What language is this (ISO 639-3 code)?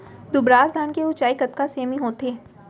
hne